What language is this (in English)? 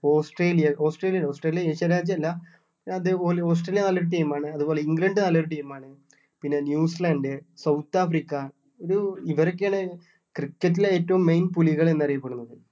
Malayalam